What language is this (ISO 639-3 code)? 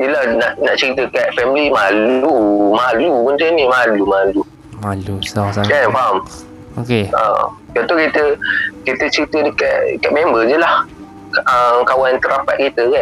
msa